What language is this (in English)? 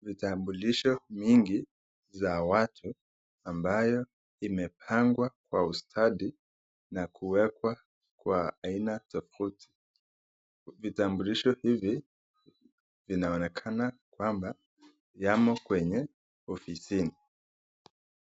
Swahili